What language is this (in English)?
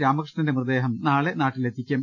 Malayalam